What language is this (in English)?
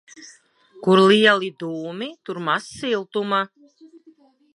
Latvian